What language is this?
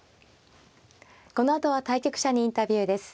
Japanese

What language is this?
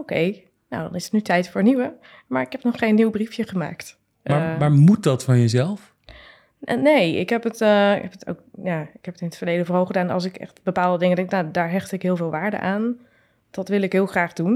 Dutch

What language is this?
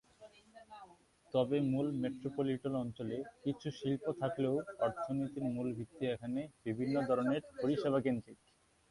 Bangla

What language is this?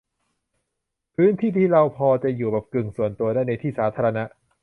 Thai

